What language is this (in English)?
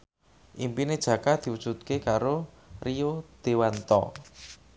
Javanese